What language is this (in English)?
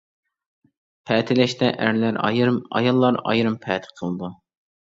Uyghur